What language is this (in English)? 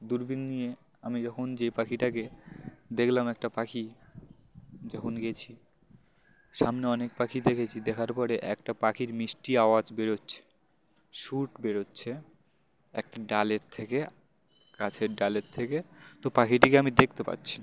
Bangla